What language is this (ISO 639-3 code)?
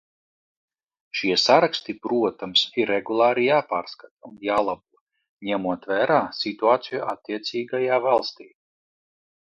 lav